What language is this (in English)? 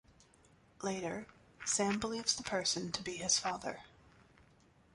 English